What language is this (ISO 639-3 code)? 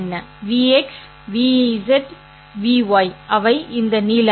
tam